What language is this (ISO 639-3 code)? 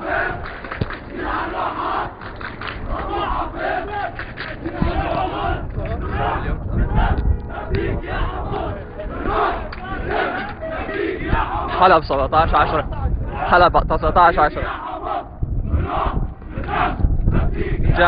ara